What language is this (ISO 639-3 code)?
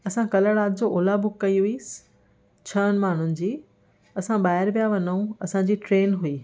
snd